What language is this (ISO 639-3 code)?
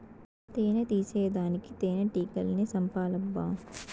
tel